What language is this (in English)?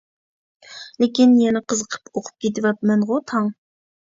Uyghur